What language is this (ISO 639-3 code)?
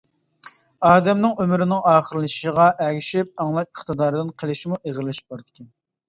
uig